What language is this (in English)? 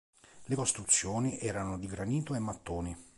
Italian